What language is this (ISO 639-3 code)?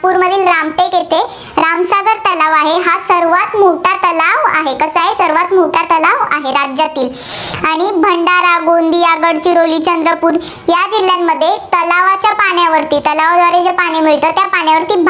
mar